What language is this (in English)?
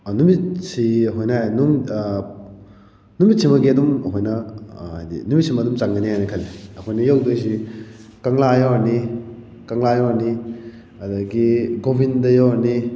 Manipuri